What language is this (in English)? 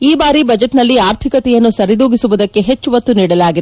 Kannada